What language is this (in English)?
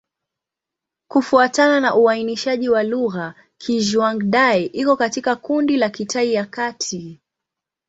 Swahili